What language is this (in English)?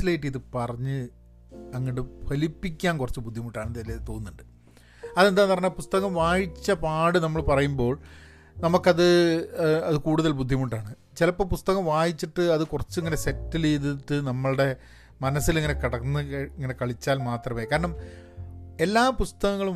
Malayalam